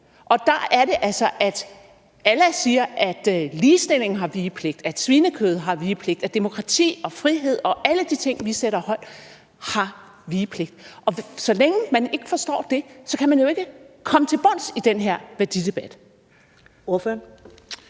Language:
Danish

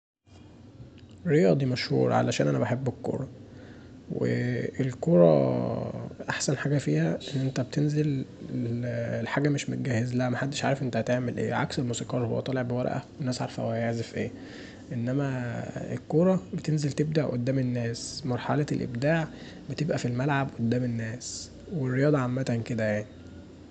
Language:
Egyptian Arabic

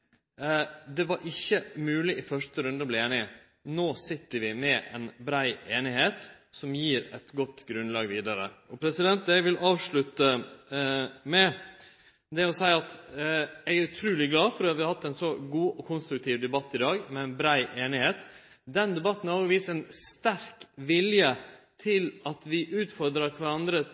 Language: Norwegian Nynorsk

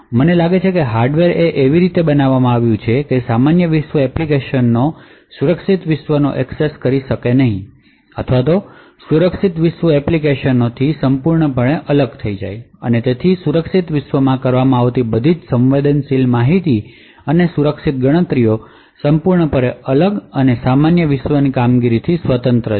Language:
Gujarati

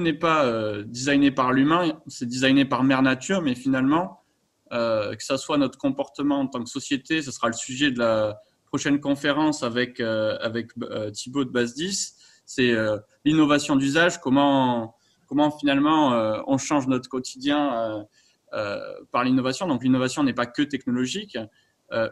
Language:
French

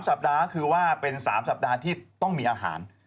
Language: Thai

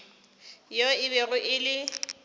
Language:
Northern Sotho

